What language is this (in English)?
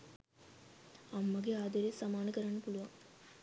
Sinhala